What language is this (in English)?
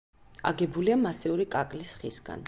Georgian